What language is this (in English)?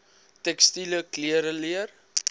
Afrikaans